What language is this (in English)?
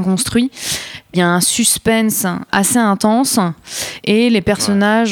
French